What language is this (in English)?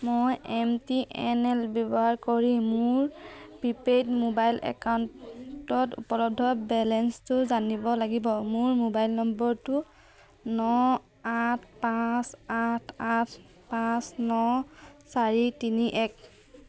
Assamese